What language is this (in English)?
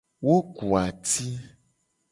Gen